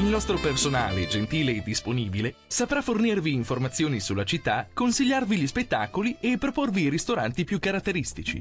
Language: Italian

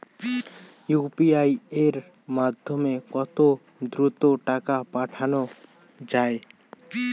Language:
Bangla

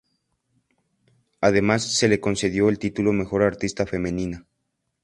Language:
Spanish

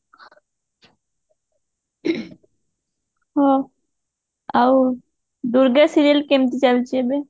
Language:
Odia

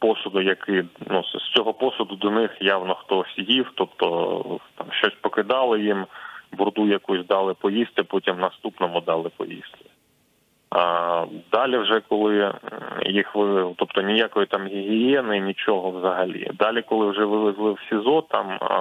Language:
Ukrainian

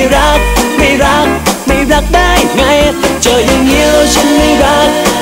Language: Thai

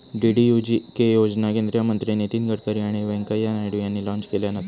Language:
Marathi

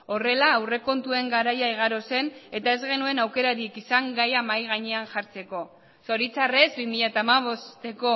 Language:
Basque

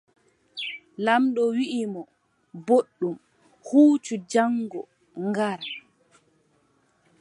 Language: Adamawa Fulfulde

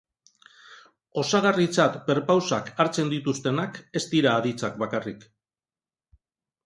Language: Basque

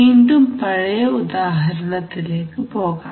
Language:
Malayalam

